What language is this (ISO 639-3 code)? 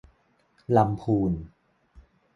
tha